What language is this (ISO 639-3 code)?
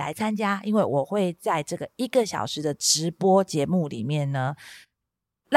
zho